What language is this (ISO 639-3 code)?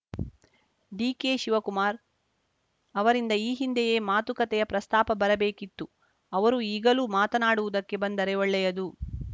kan